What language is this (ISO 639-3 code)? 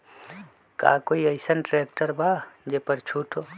mag